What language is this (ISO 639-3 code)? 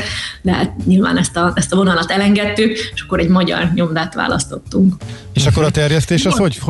hun